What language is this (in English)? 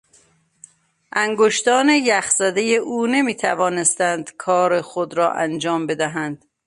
Persian